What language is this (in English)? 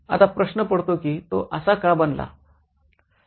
Marathi